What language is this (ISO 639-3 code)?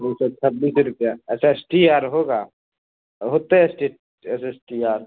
mai